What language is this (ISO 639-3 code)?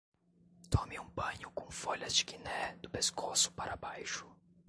por